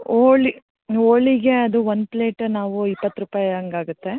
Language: Kannada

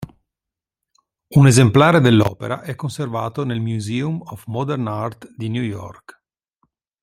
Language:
Italian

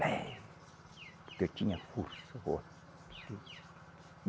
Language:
Portuguese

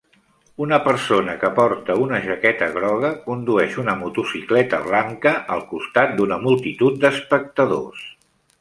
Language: Catalan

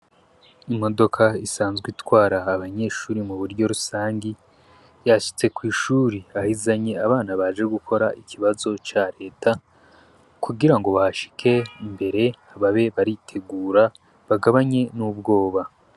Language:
Rundi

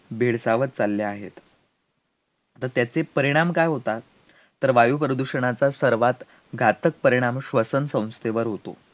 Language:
Marathi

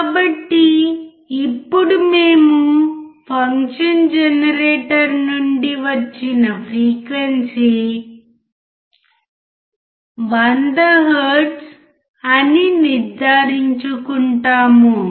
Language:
Telugu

